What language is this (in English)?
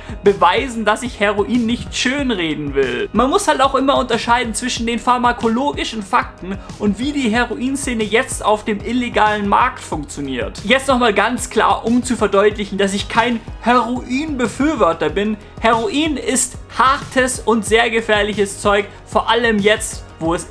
German